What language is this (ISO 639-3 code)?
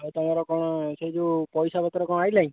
ori